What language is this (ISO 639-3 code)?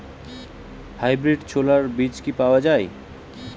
ben